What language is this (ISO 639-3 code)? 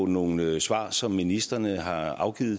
dan